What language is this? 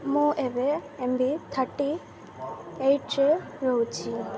Odia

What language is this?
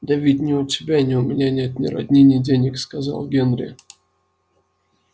Russian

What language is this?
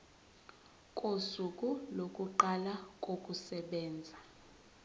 Zulu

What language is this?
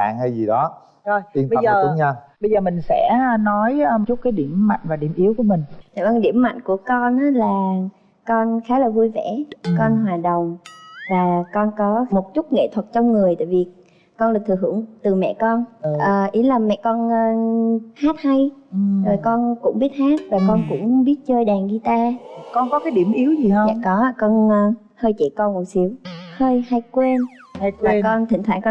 Vietnamese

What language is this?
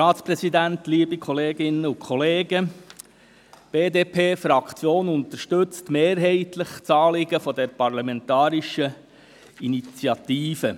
Swiss German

